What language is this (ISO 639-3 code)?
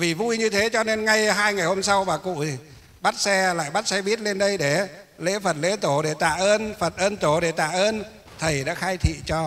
vie